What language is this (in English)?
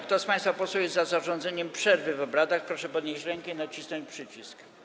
Polish